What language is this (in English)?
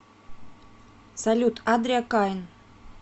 Russian